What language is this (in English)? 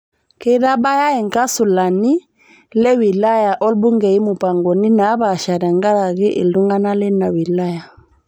Masai